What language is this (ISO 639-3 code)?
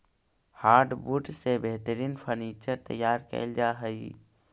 mag